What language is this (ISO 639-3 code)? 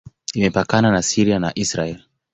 swa